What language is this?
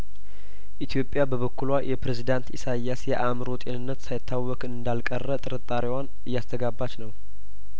Amharic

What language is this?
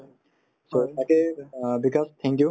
Assamese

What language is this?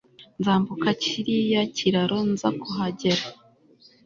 Kinyarwanda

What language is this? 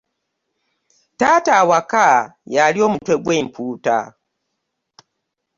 Ganda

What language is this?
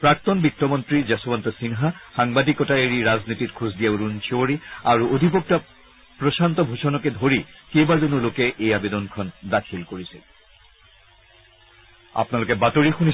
Assamese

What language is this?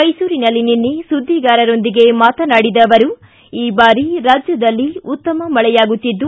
Kannada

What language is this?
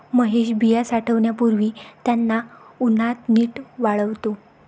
Marathi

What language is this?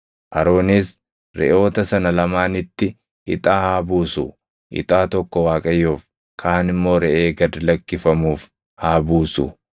Oromo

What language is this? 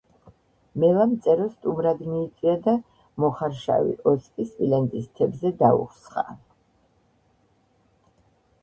Georgian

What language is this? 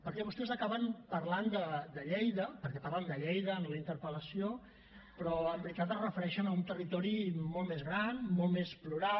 Catalan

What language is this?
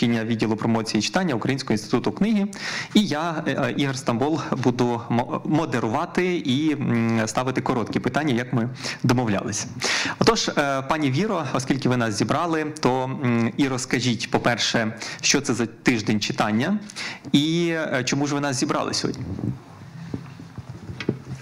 Ukrainian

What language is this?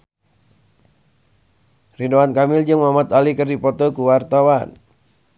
Sundanese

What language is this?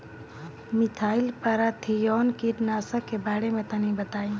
Bhojpuri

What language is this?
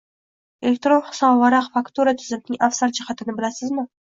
Uzbek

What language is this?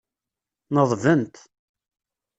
Kabyle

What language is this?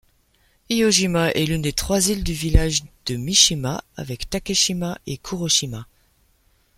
French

